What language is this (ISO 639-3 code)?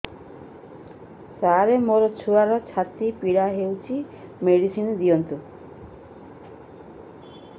ori